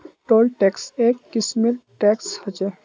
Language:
Magahi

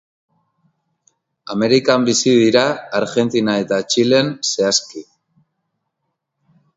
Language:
Basque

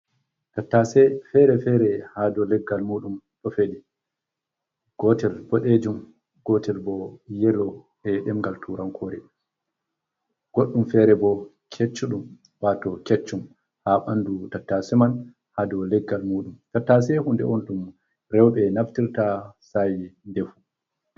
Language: Fula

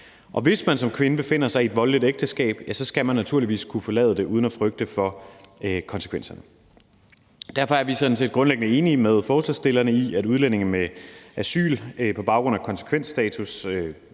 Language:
Danish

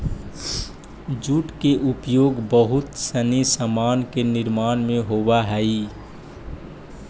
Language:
Magahi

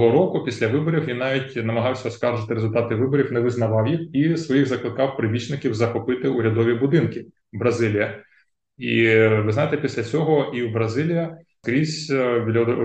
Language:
Ukrainian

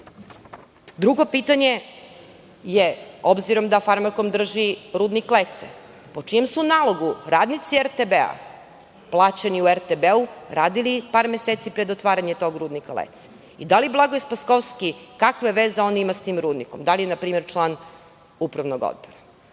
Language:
Serbian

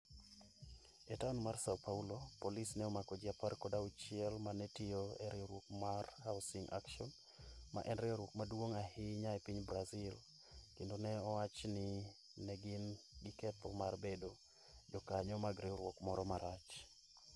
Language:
Luo (Kenya and Tanzania)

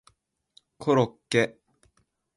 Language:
Japanese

